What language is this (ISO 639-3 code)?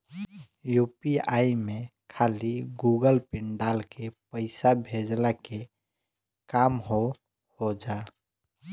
bho